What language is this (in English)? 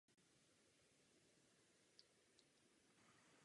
Czech